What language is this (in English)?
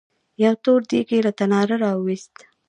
Pashto